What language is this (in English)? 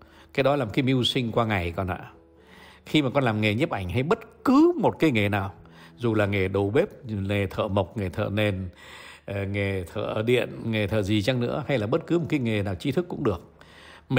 Vietnamese